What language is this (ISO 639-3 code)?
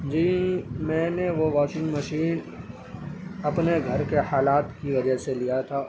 urd